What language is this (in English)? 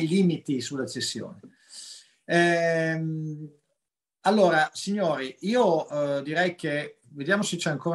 Italian